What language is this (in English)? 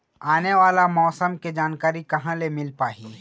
Chhattisgarhi